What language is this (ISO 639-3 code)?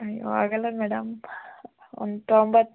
kan